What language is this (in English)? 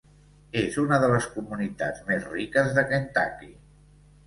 Catalan